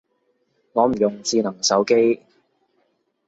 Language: Cantonese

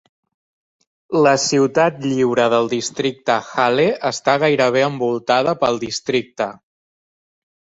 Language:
Catalan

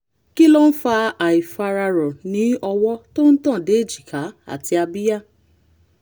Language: Yoruba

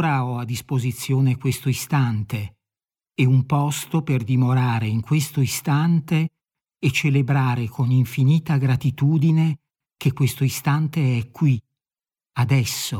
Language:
Italian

